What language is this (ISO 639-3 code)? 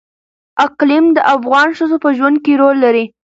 pus